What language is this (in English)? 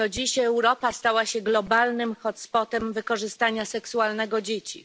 Polish